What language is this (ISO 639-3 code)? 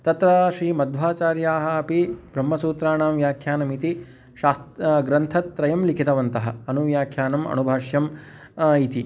san